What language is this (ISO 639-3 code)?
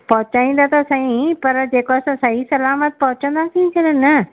snd